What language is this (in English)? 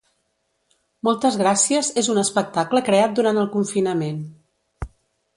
Catalan